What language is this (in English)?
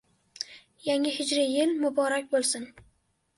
Uzbek